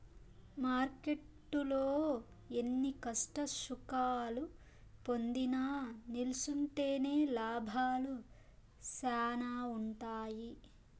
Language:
Telugu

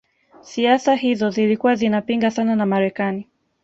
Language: Swahili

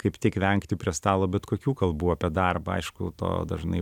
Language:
Lithuanian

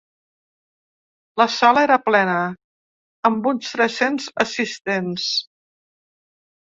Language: Catalan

